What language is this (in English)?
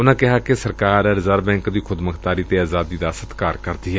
Punjabi